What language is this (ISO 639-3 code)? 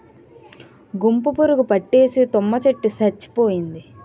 tel